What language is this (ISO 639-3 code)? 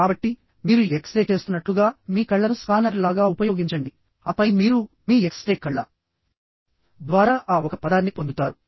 tel